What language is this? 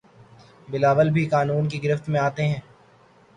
Urdu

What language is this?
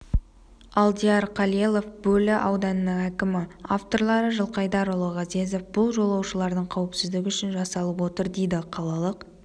Kazakh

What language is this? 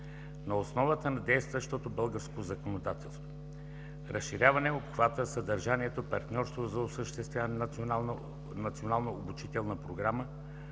Bulgarian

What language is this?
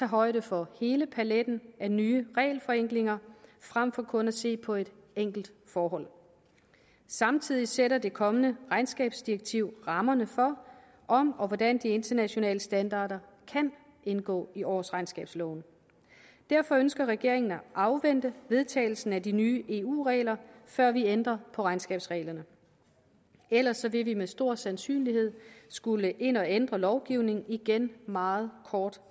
Danish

